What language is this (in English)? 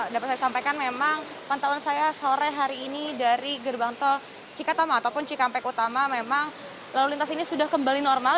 Indonesian